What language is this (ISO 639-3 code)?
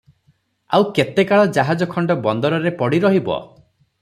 ori